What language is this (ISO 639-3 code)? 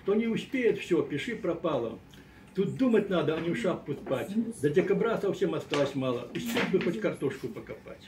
rus